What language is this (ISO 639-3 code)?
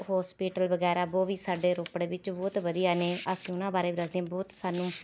pan